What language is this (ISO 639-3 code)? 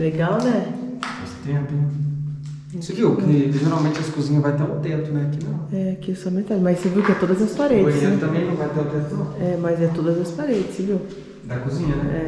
por